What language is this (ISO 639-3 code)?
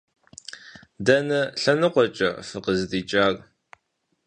kbd